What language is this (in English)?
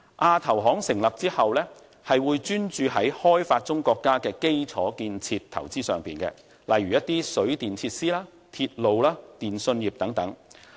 Cantonese